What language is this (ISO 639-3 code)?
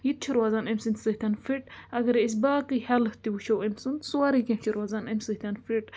kas